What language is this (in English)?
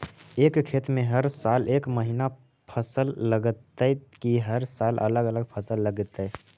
Magahi